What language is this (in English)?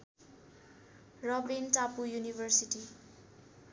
Nepali